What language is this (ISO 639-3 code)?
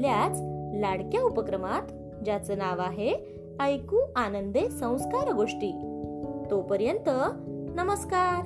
mar